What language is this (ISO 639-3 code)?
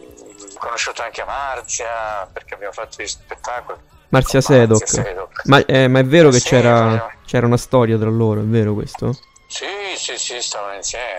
ita